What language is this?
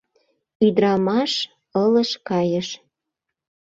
Mari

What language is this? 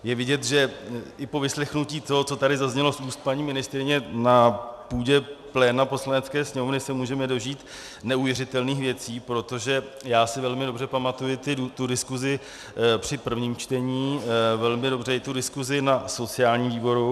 Czech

